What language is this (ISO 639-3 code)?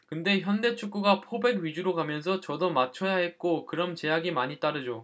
kor